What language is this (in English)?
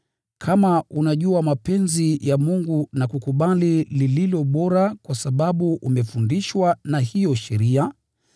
Swahili